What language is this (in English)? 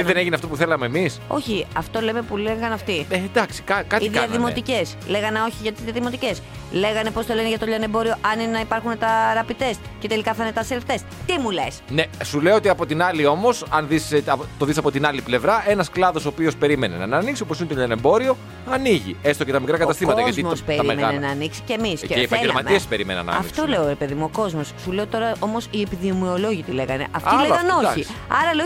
Greek